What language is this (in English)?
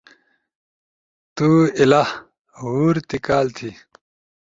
Ushojo